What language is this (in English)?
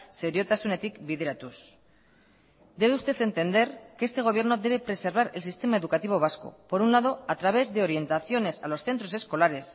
Spanish